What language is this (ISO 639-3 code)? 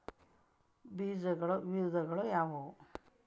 kan